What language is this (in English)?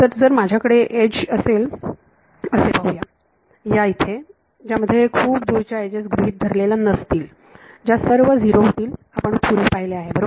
Marathi